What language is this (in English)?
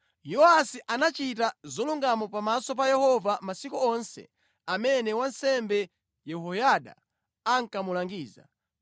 Nyanja